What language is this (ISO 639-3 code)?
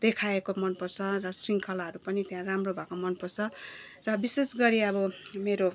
nep